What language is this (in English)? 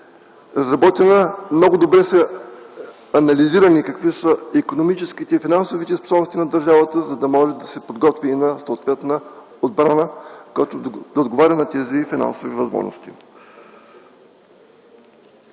Bulgarian